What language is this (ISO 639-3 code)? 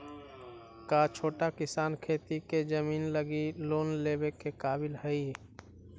mag